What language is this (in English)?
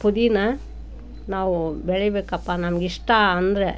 Kannada